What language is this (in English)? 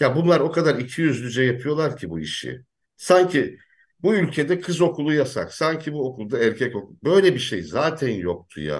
Turkish